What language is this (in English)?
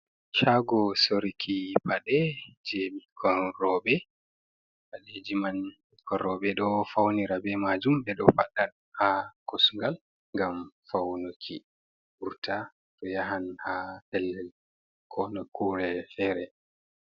Fula